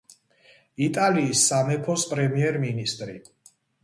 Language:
Georgian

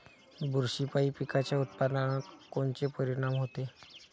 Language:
Marathi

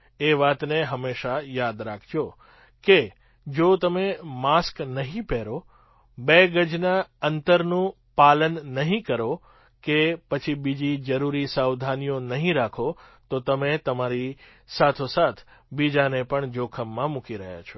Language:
Gujarati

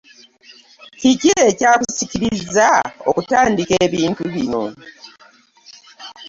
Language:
Ganda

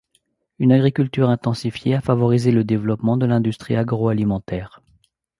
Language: French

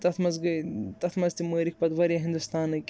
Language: Kashmiri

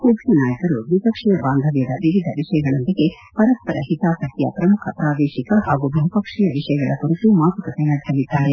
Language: Kannada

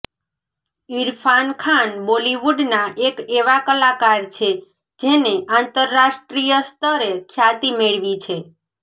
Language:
Gujarati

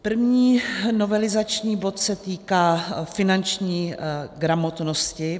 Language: Czech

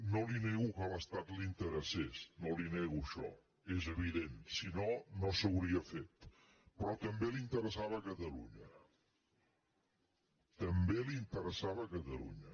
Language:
Catalan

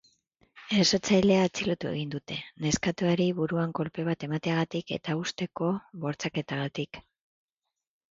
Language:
Basque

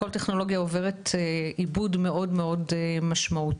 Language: Hebrew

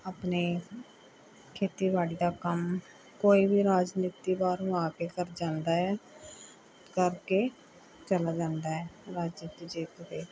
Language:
Punjabi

